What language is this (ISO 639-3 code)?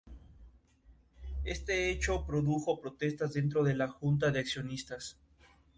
spa